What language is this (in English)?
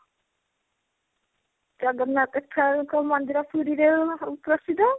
Odia